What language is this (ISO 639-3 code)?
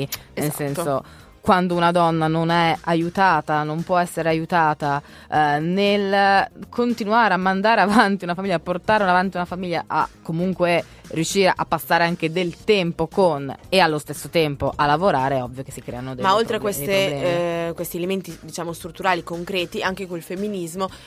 ita